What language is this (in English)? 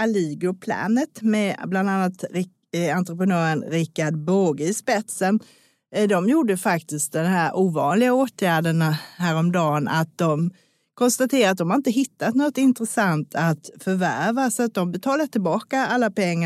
Swedish